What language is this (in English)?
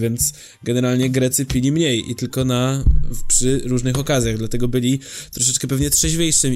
Polish